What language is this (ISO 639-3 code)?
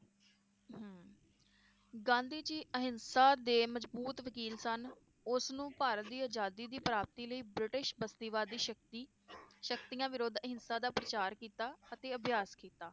pan